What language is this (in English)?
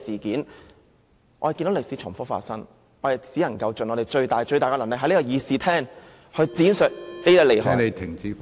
Cantonese